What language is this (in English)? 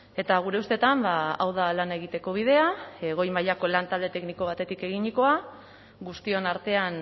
Basque